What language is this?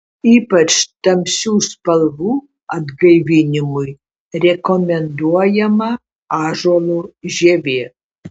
Lithuanian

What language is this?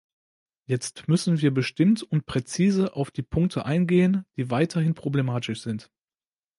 German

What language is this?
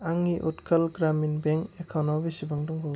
Bodo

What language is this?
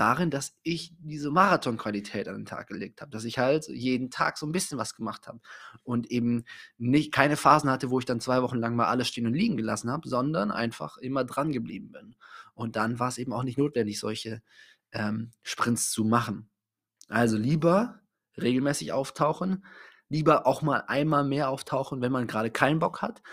German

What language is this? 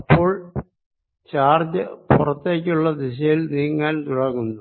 Malayalam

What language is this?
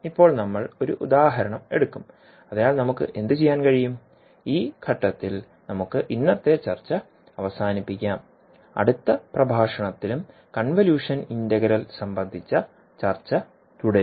Malayalam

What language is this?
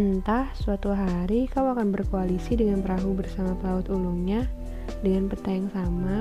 Indonesian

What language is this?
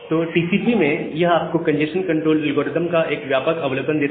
Hindi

